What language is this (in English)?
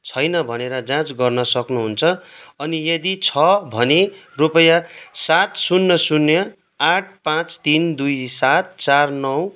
Nepali